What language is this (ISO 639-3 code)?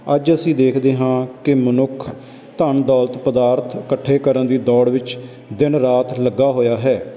pan